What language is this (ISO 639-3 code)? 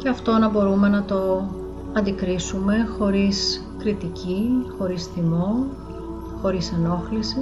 ell